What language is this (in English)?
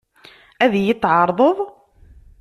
Kabyle